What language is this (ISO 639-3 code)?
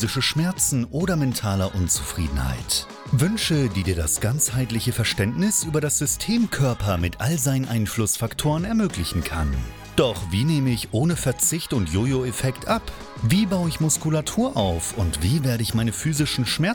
deu